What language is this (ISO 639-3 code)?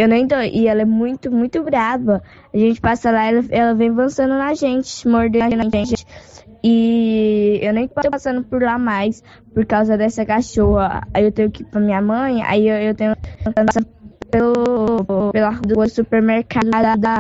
por